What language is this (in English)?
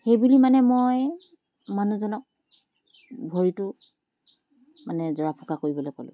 Assamese